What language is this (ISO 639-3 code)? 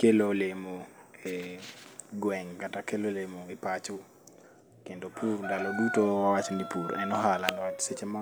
luo